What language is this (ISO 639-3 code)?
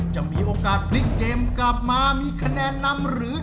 tha